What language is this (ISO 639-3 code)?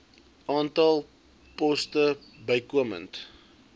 afr